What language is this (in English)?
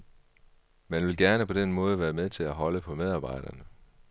Danish